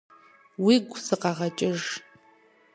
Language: Kabardian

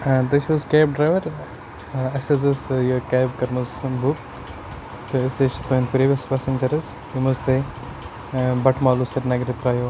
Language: Kashmiri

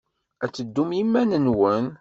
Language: Kabyle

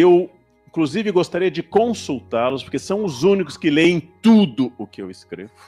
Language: Portuguese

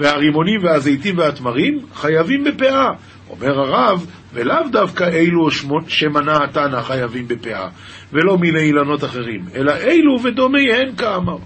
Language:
Hebrew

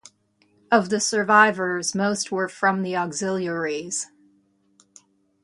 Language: English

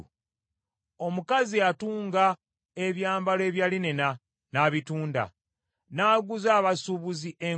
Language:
Ganda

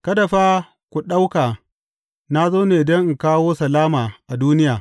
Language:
Hausa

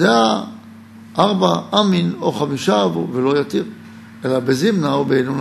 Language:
Hebrew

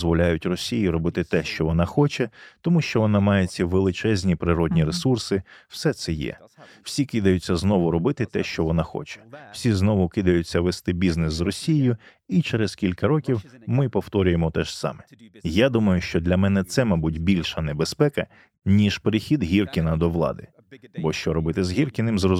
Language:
Ukrainian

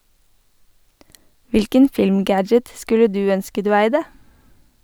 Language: Norwegian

